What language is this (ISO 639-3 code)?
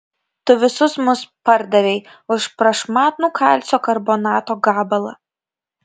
lit